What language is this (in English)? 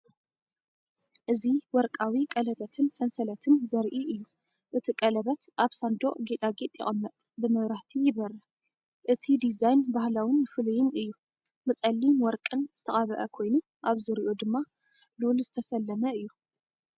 Tigrinya